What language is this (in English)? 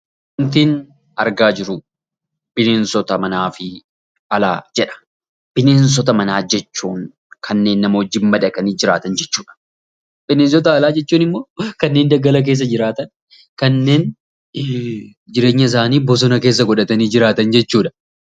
Oromo